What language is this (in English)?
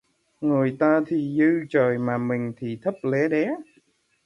Vietnamese